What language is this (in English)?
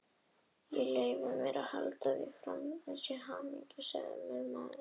Icelandic